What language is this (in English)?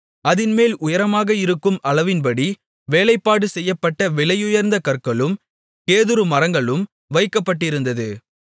Tamil